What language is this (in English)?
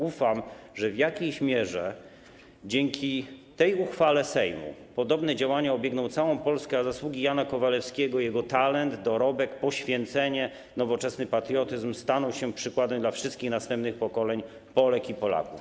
Polish